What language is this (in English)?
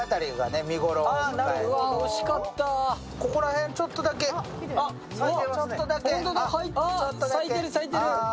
Japanese